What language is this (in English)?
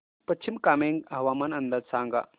Marathi